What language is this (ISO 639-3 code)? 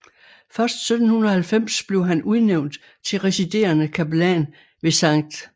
dan